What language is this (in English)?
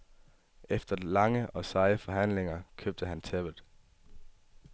Danish